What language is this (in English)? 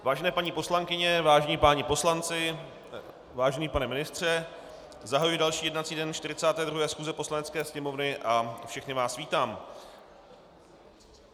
Czech